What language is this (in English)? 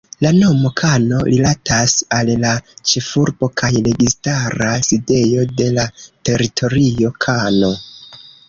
Esperanto